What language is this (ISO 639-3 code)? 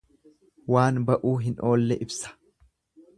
orm